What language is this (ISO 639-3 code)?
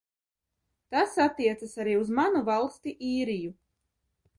lav